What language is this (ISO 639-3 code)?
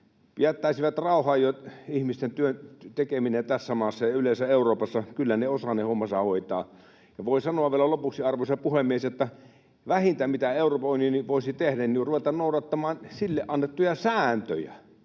fin